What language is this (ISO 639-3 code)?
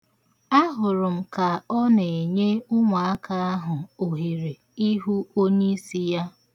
ibo